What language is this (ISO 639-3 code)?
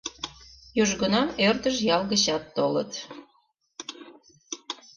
chm